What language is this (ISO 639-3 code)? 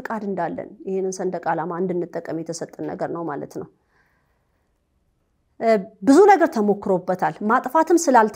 ara